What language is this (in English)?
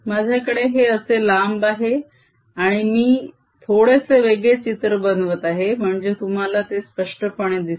Marathi